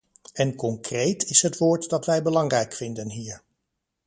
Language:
Dutch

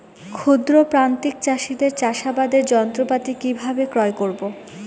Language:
Bangla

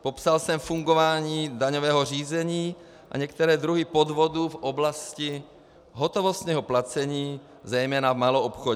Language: Czech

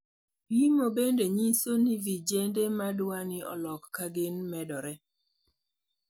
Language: Luo (Kenya and Tanzania)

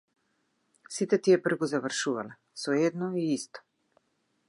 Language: Macedonian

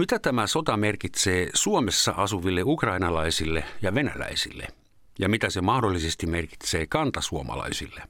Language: Finnish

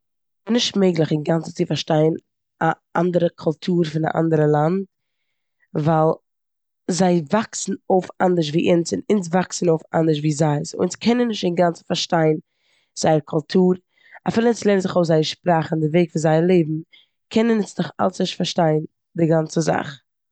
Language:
Yiddish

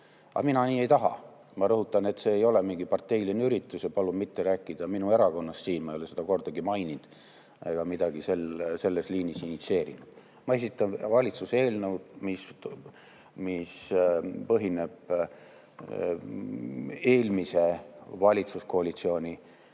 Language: Estonian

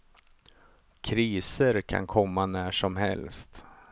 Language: Swedish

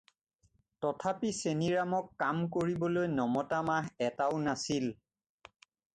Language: Assamese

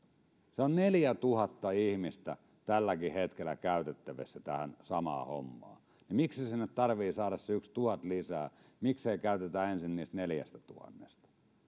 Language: Finnish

